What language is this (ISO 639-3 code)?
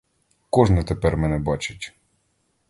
ukr